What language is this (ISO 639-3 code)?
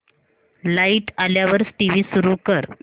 mar